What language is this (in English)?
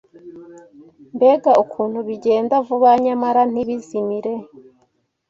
Kinyarwanda